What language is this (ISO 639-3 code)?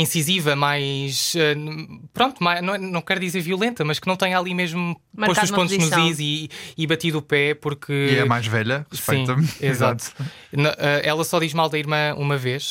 por